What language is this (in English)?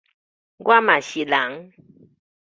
Min Nan Chinese